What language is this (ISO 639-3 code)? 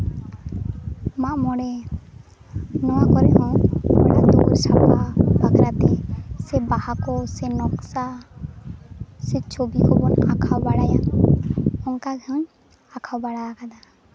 sat